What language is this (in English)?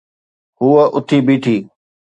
Sindhi